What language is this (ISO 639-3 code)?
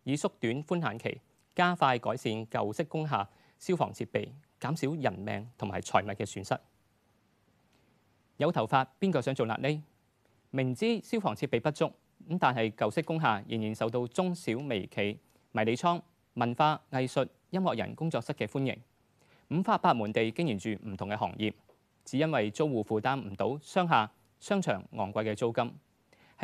zho